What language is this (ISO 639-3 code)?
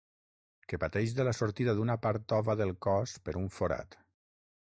cat